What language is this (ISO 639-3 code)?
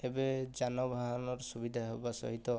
ori